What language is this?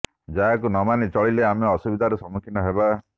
Odia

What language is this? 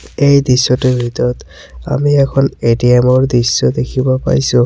Assamese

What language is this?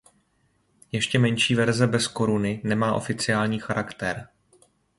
Czech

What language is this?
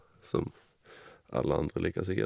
Norwegian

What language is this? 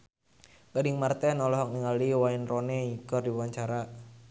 Sundanese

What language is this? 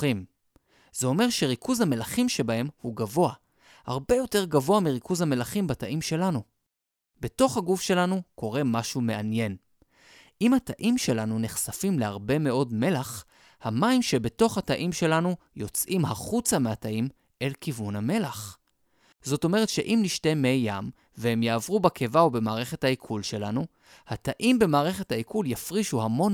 Hebrew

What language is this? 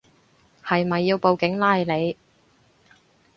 Cantonese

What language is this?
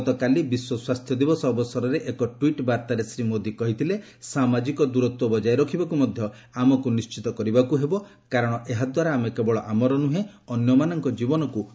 Odia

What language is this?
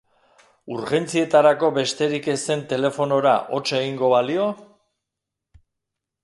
Basque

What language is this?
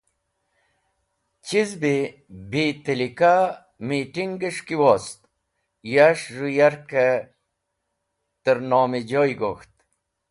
Wakhi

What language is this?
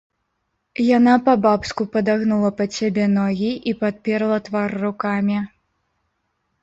Belarusian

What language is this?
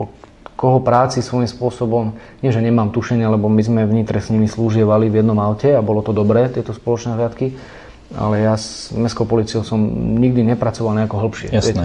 Slovak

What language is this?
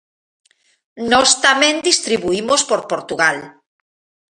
Galician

